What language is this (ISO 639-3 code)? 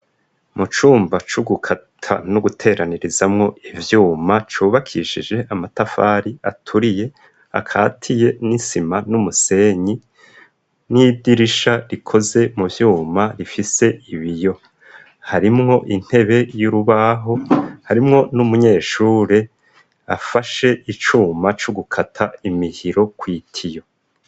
run